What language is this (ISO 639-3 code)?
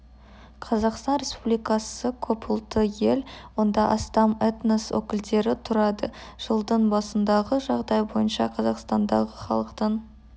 kaz